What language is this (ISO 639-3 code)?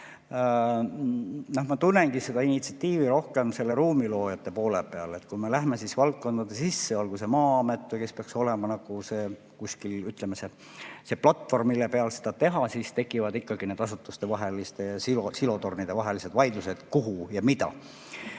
est